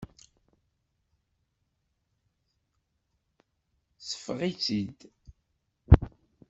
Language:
Kabyle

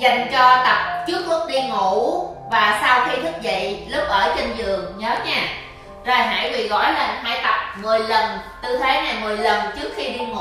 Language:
Vietnamese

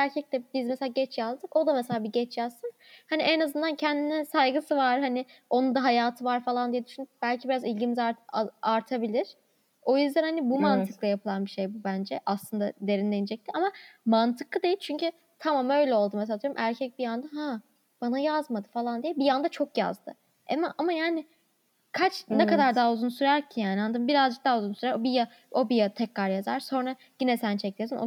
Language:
Turkish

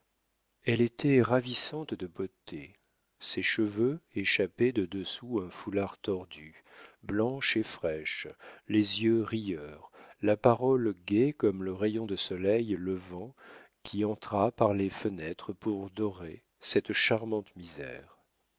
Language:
French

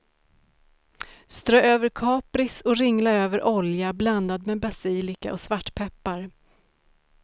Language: Swedish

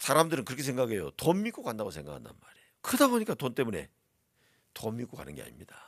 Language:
Korean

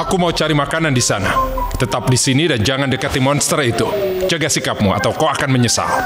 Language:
Indonesian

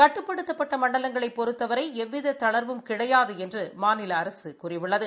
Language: Tamil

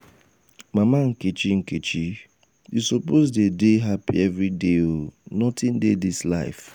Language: Nigerian Pidgin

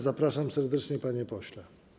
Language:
Polish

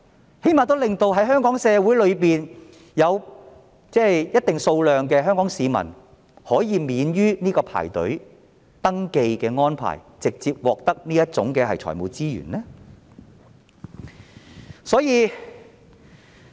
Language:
Cantonese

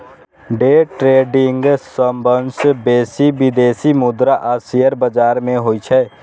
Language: Maithili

